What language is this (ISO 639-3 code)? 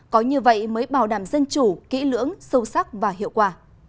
vie